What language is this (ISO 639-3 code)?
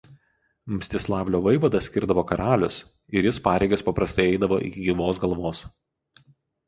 lit